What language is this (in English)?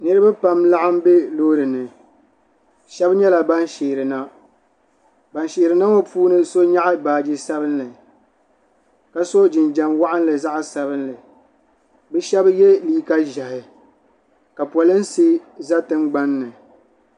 Dagbani